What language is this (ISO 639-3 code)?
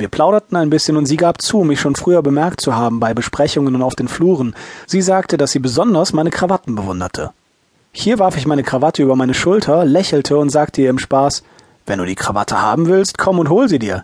deu